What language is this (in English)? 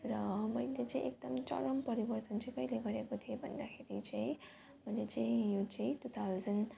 Nepali